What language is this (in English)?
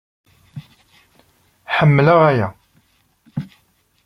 Kabyle